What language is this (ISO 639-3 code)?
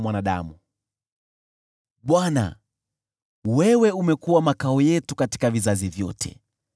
swa